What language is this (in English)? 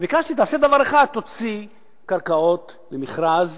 Hebrew